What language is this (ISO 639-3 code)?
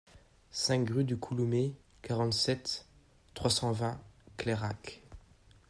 fra